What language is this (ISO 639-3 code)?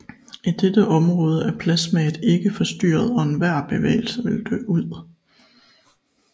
dan